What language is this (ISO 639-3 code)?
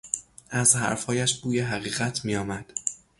fas